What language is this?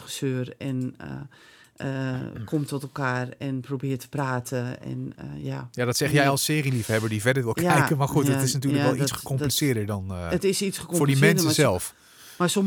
Dutch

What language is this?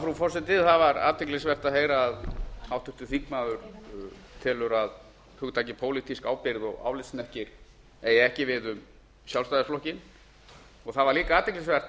Icelandic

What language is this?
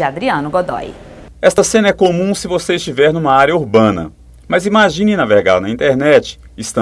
Portuguese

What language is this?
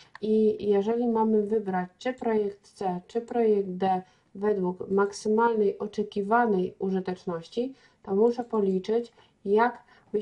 Polish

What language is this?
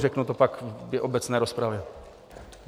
Czech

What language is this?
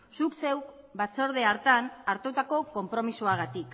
Basque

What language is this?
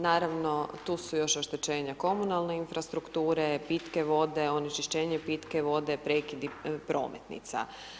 Croatian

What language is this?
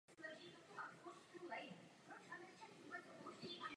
Czech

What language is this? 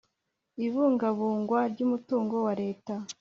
Kinyarwanda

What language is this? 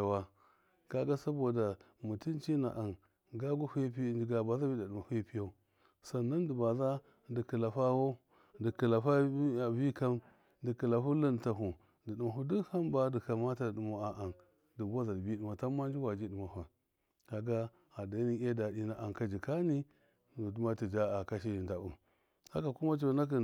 Miya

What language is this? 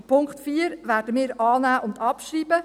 Swiss German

